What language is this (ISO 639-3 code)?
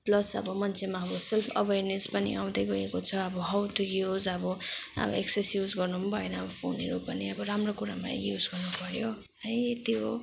nep